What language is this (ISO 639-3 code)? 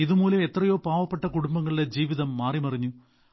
mal